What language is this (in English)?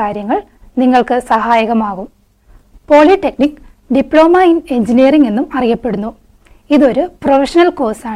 Malayalam